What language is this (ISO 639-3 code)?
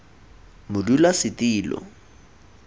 tsn